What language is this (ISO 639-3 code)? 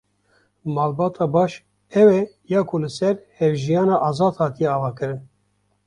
kur